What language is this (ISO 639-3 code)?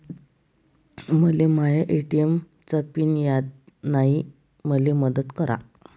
mar